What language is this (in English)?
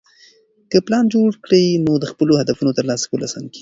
Pashto